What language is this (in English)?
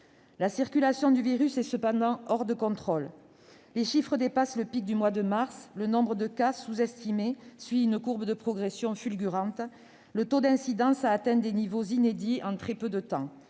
French